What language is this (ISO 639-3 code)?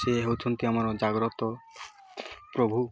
ori